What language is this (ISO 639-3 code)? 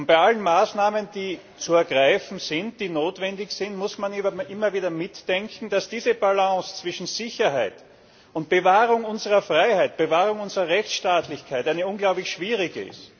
deu